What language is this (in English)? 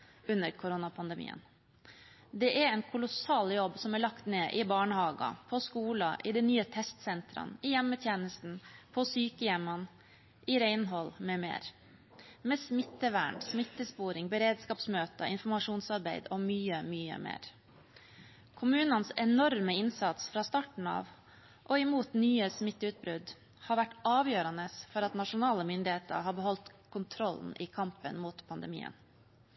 Norwegian Bokmål